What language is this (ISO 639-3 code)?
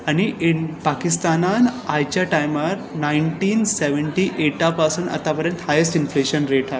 kok